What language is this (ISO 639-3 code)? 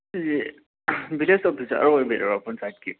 mni